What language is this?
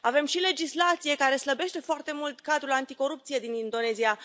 Romanian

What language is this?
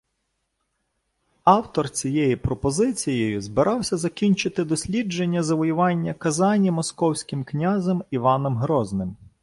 Ukrainian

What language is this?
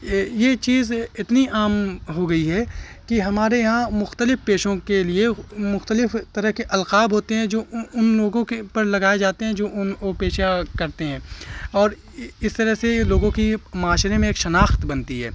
Urdu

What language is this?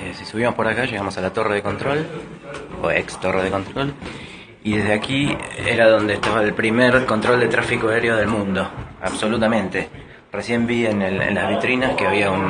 Spanish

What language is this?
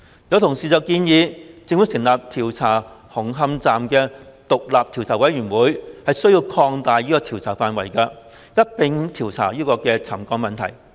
Cantonese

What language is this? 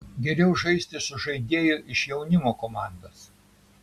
Lithuanian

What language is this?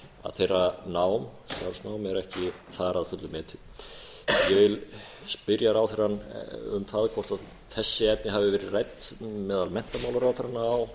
Icelandic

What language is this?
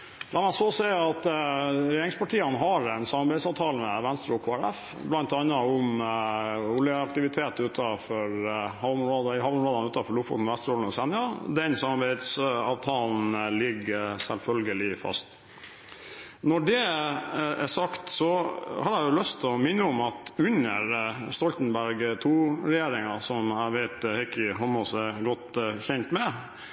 Norwegian Bokmål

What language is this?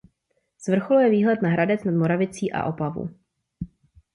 Czech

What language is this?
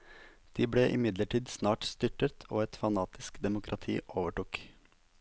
Norwegian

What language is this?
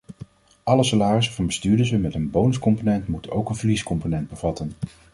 Dutch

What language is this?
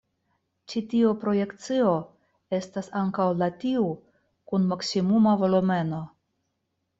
Esperanto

